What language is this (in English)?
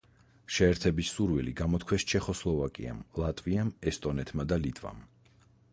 Georgian